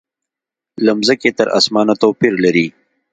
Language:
Pashto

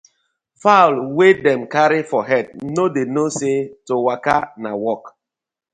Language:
Nigerian Pidgin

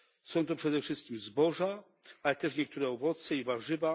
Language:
Polish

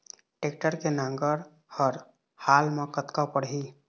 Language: Chhattisgarhi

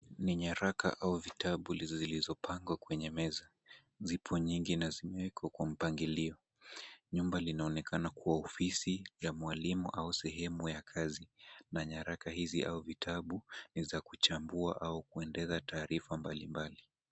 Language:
Swahili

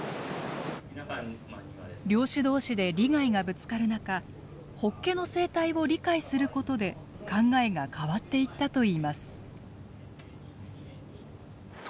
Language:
Japanese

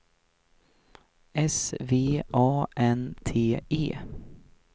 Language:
Swedish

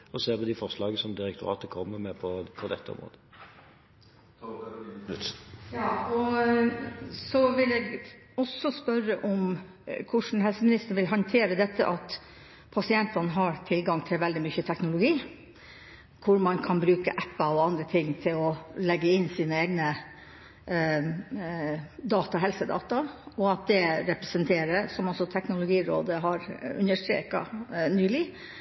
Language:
Norwegian Bokmål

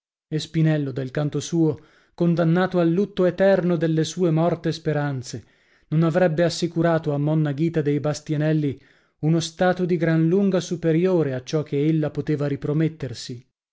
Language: Italian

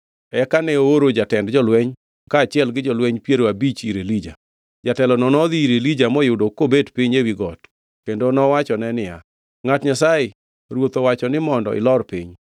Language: Luo (Kenya and Tanzania)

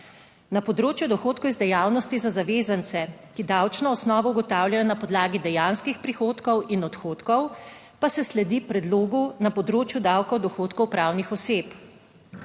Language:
Slovenian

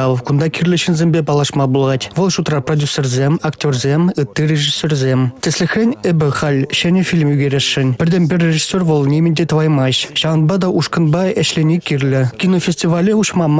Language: Russian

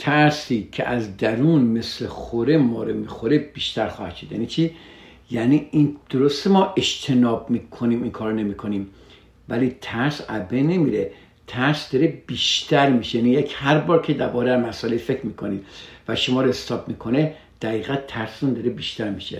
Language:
Persian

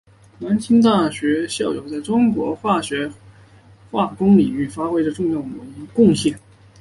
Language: Chinese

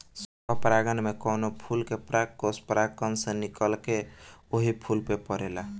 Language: Bhojpuri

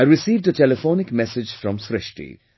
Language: English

